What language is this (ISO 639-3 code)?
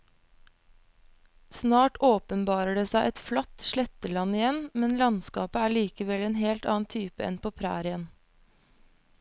nor